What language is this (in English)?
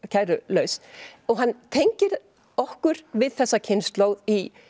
Icelandic